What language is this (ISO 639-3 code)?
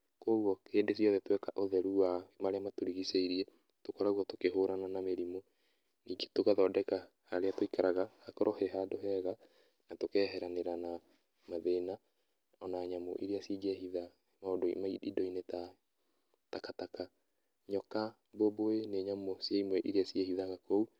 kik